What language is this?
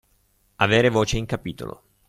Italian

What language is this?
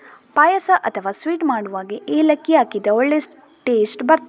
Kannada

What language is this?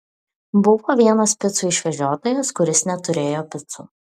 Lithuanian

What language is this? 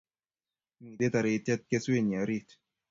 Kalenjin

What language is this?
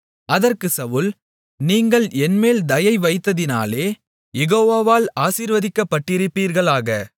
Tamil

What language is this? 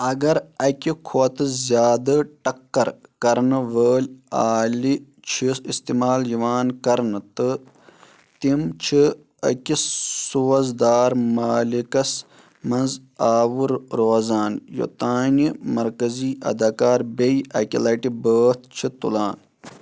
Kashmiri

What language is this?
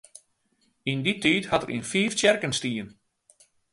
Western Frisian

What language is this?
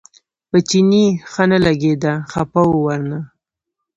Pashto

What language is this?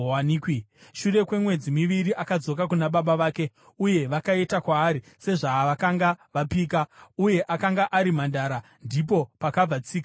Shona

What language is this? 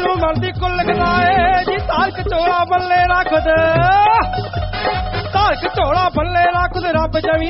Arabic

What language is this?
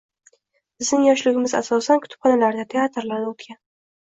Uzbek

